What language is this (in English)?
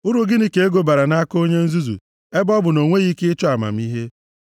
Igbo